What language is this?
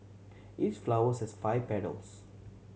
English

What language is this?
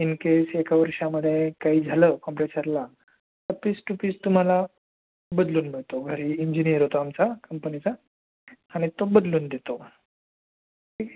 Marathi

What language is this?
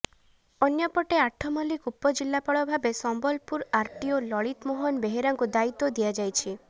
Odia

